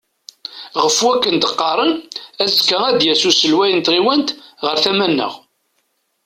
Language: Kabyle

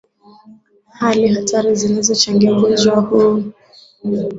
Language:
Swahili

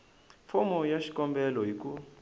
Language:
Tsonga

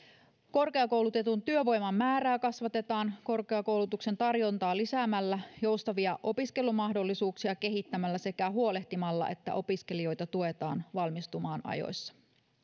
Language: Finnish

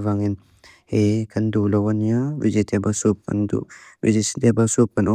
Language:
Mizo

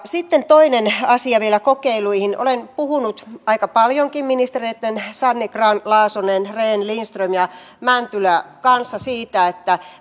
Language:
Finnish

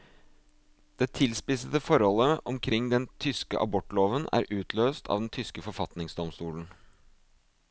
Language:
Norwegian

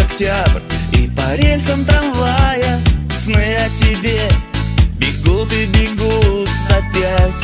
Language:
Russian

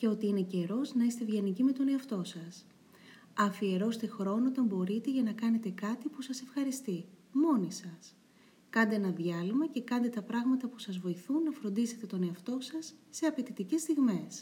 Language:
Greek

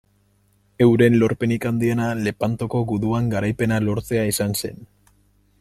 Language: Basque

